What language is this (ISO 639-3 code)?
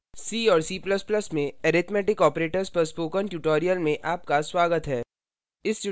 hin